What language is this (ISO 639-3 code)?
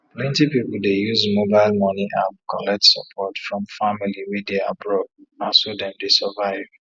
pcm